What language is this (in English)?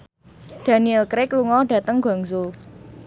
Javanese